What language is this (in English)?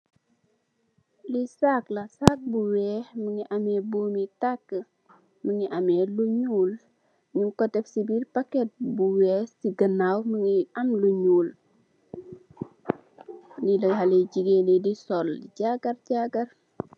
Wolof